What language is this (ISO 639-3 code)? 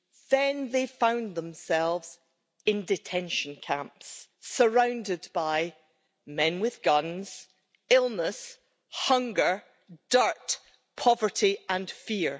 eng